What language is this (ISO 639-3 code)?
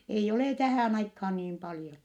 fin